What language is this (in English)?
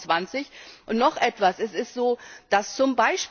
German